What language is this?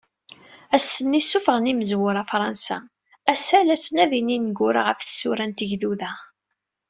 Kabyle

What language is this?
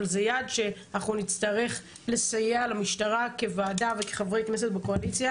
Hebrew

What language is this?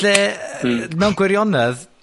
Welsh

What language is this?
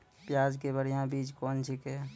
Maithili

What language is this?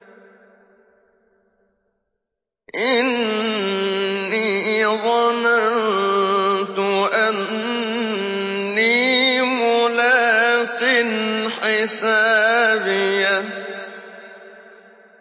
Arabic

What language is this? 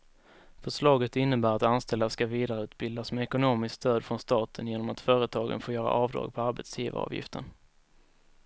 Swedish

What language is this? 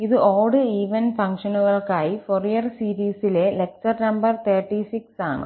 Malayalam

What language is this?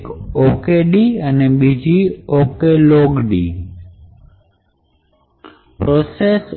Gujarati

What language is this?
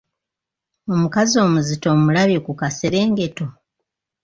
Ganda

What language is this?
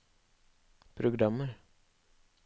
Norwegian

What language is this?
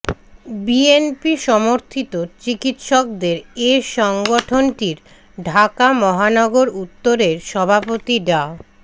Bangla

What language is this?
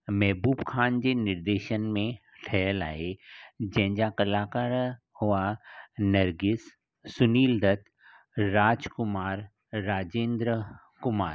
Sindhi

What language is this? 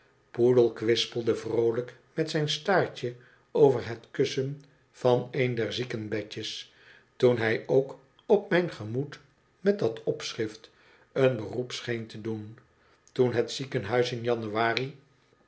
Dutch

